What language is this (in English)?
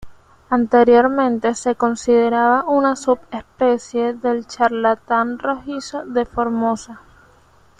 Spanish